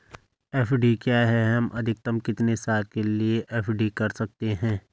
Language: Hindi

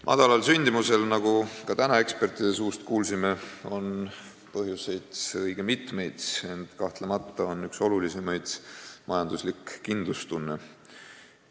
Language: Estonian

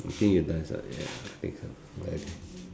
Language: English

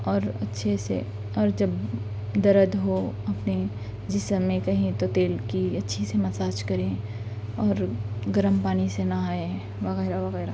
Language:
Urdu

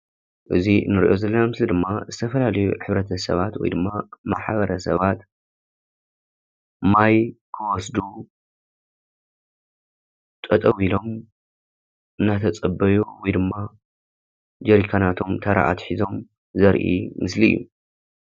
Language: Tigrinya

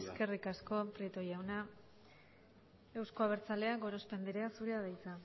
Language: Basque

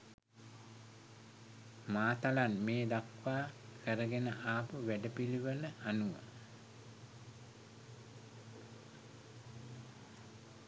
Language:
Sinhala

